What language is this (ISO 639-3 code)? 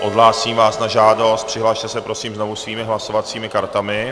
ces